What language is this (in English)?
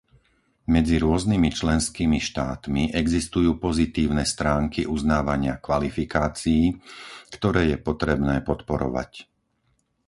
Slovak